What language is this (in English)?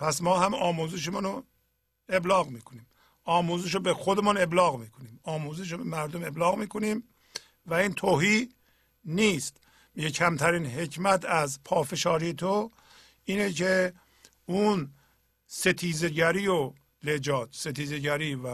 Persian